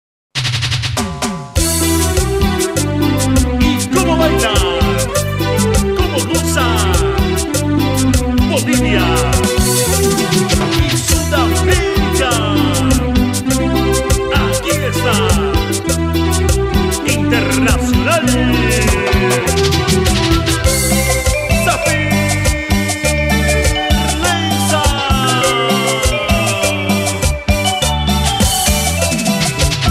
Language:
Arabic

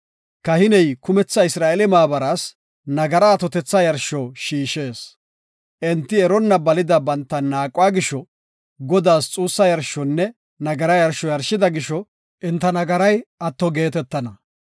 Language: Gofa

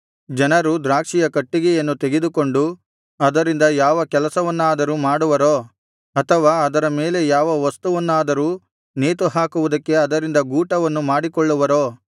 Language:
Kannada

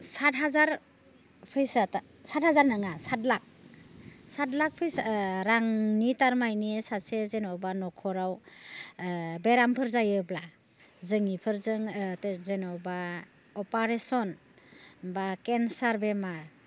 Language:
Bodo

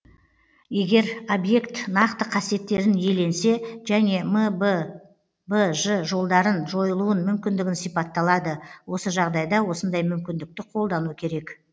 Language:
Kazakh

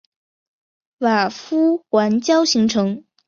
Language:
Chinese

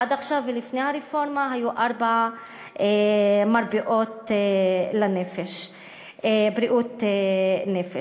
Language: Hebrew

